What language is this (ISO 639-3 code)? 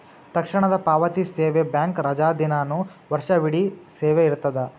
kan